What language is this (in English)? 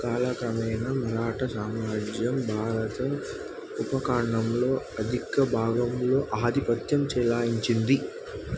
Telugu